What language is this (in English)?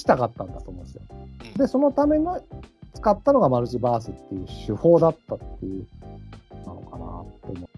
Japanese